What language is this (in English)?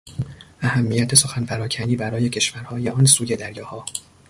Persian